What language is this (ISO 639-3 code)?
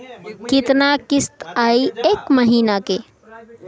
bho